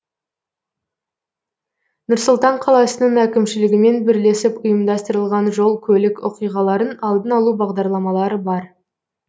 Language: Kazakh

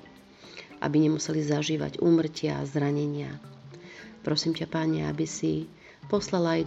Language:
Slovak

